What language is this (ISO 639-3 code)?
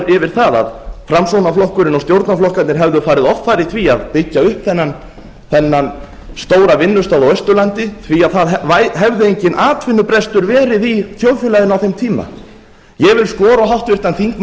isl